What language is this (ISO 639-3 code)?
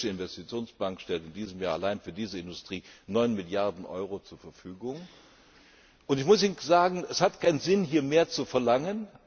deu